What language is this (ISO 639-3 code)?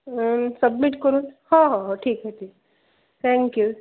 mar